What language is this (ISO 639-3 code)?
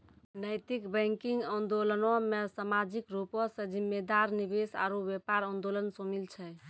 mai